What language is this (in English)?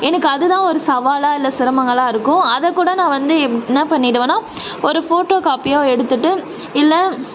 Tamil